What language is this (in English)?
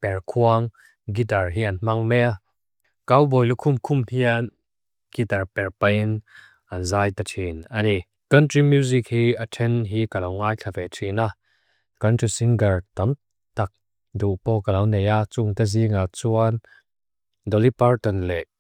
Mizo